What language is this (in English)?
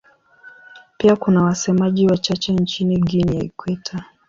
Swahili